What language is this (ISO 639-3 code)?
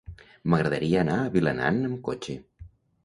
cat